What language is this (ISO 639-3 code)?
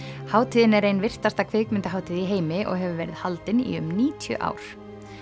isl